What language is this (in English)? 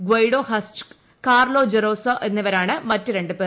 Malayalam